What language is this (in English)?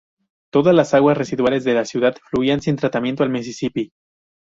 Spanish